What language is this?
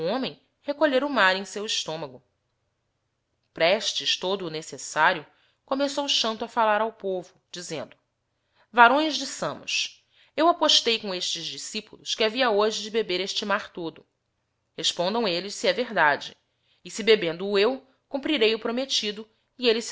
Portuguese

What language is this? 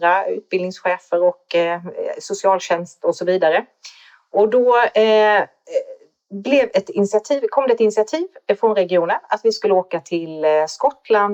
Swedish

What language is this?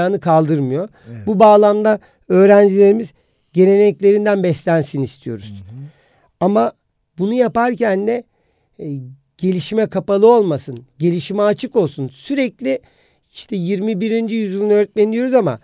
Turkish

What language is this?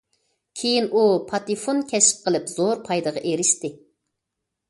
Uyghur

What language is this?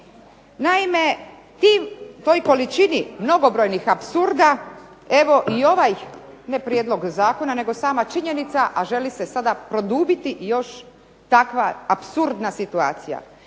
Croatian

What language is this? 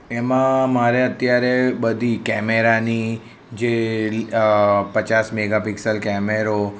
Gujarati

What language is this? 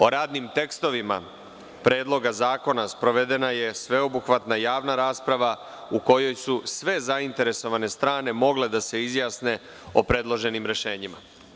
Serbian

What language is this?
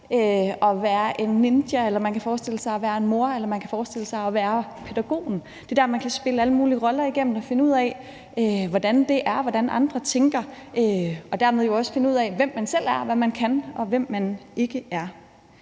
Danish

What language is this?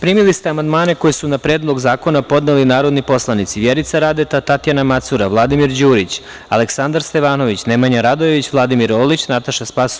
Serbian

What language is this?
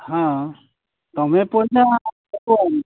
Odia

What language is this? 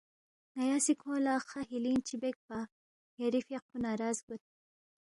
Balti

